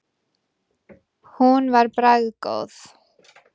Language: Icelandic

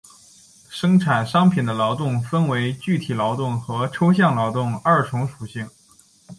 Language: Chinese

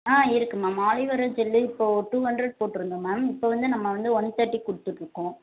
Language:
Tamil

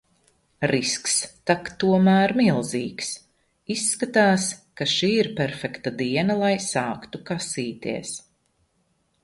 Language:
Latvian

